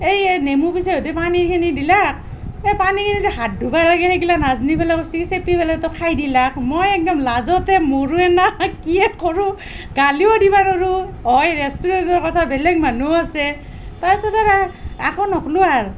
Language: Assamese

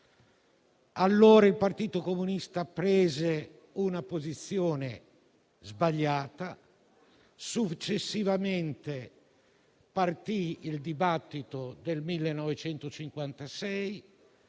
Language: Italian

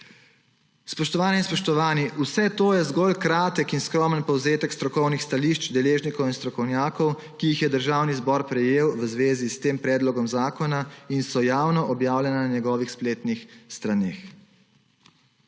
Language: Slovenian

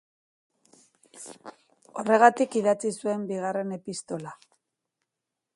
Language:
Basque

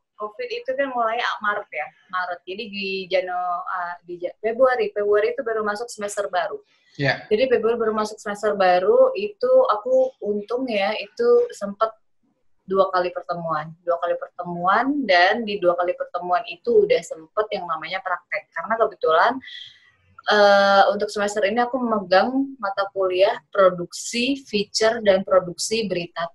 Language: Indonesian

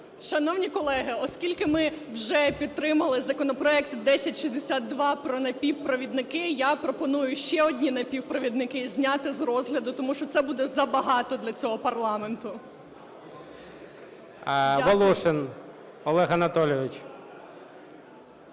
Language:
Ukrainian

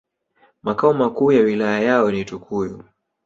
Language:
Swahili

